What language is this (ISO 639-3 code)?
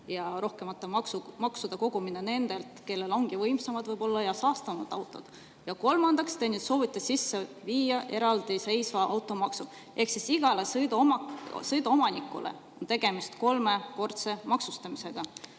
est